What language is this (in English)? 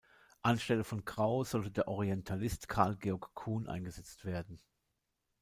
German